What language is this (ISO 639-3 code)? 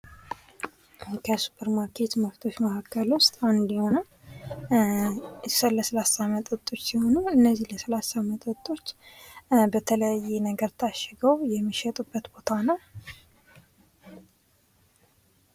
amh